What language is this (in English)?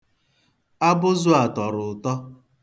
Igbo